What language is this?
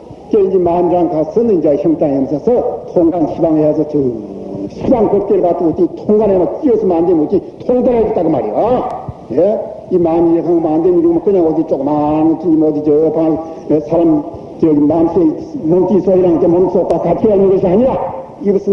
Korean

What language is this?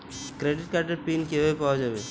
Bangla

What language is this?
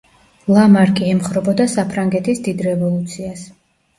Georgian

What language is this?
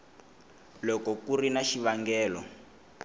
Tsonga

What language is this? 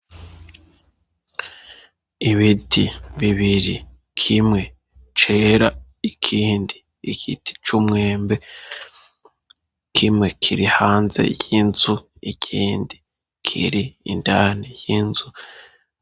Rundi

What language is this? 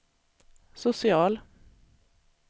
Swedish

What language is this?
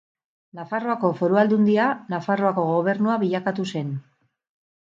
Basque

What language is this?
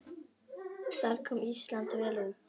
Icelandic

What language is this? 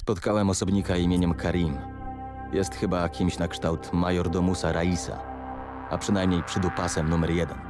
Polish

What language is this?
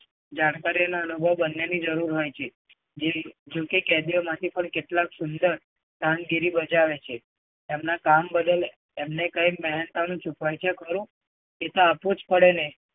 Gujarati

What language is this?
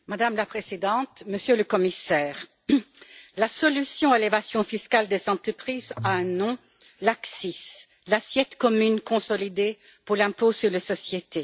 French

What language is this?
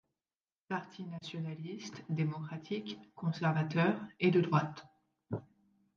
French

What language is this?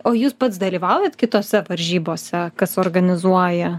Lithuanian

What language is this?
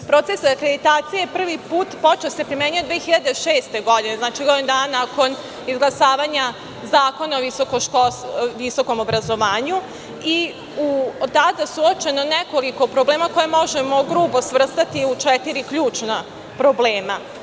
Serbian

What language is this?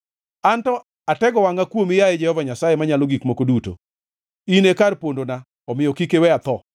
Luo (Kenya and Tanzania)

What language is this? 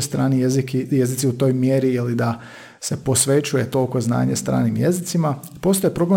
Croatian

